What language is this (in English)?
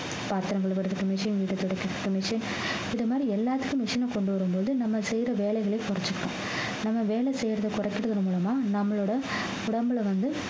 Tamil